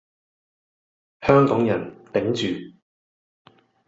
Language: Cantonese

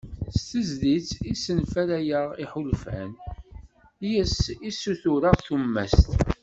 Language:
Kabyle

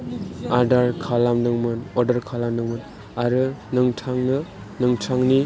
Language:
Bodo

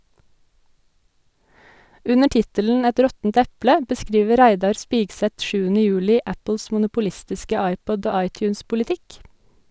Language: Norwegian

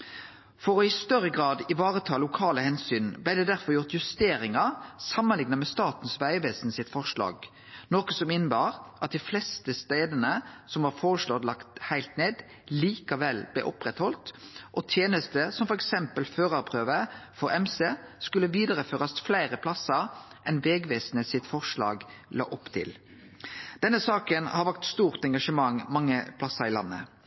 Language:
Norwegian Nynorsk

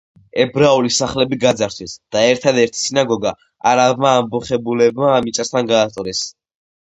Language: Georgian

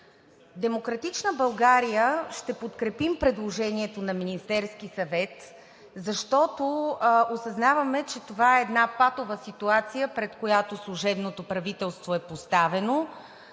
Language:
Bulgarian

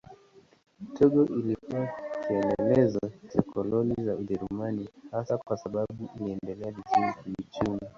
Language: Swahili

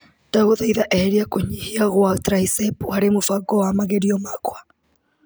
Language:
Kikuyu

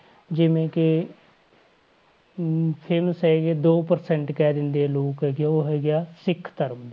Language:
Punjabi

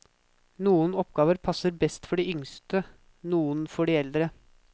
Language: Norwegian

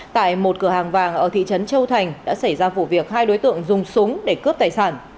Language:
Vietnamese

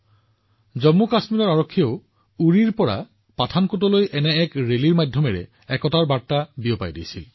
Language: Assamese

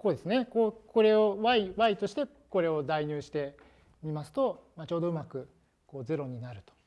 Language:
Japanese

